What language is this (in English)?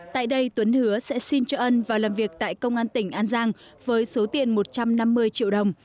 Vietnamese